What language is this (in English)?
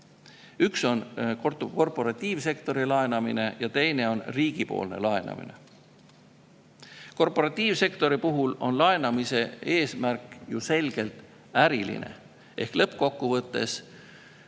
Estonian